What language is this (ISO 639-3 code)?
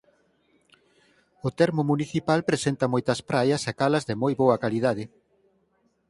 glg